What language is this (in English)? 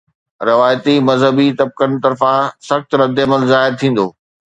Sindhi